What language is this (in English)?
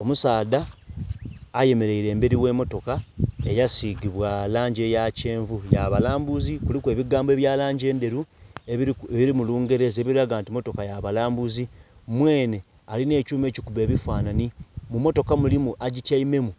Soga